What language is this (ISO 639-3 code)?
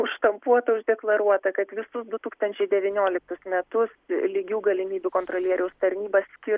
lit